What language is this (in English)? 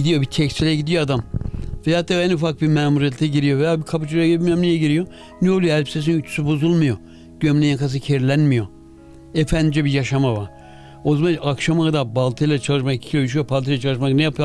Turkish